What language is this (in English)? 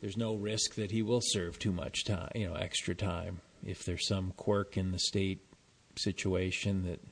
English